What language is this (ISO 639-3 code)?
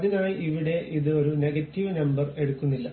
mal